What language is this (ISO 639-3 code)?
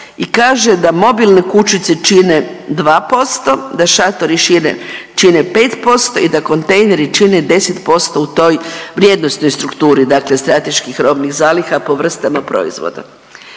hrv